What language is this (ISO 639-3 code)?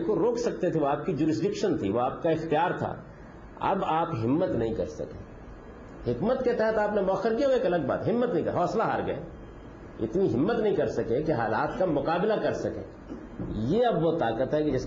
urd